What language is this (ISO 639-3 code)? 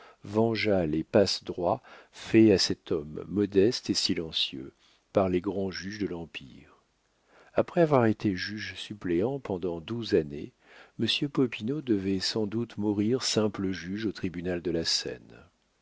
fra